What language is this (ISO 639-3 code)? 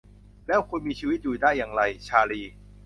tha